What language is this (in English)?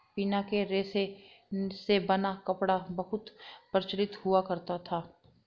Hindi